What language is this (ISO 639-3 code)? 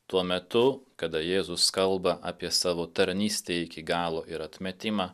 lit